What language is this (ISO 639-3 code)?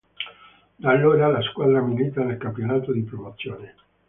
ita